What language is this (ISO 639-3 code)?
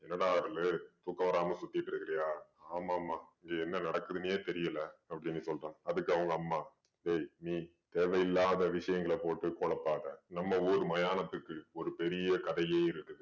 tam